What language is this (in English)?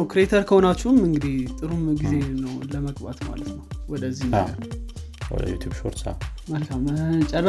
Amharic